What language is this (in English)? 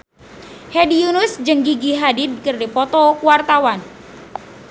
Sundanese